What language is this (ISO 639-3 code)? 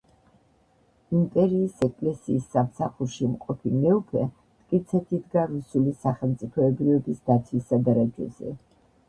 kat